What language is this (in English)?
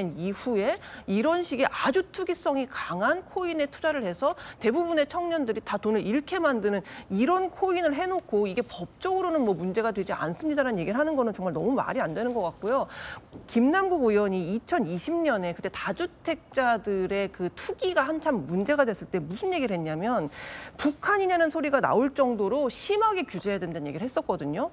Korean